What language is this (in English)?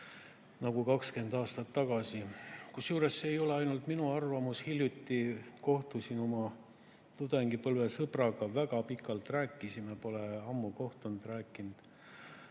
Estonian